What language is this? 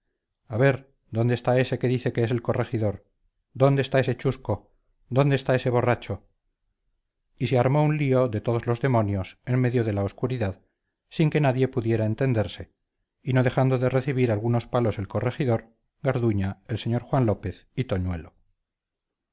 Spanish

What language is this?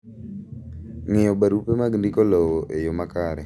Luo (Kenya and Tanzania)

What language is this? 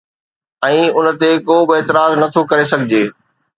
Sindhi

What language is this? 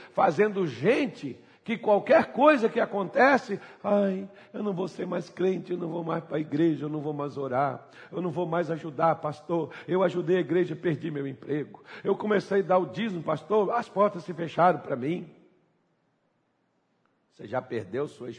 Portuguese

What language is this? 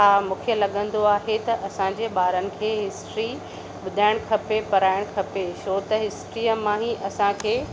Sindhi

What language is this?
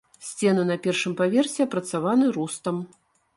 Belarusian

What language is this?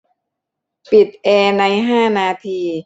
Thai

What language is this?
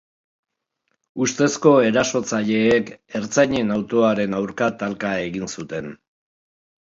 Basque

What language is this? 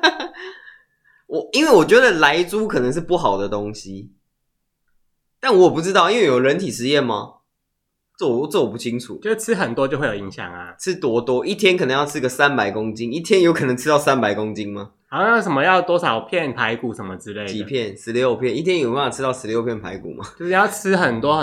Chinese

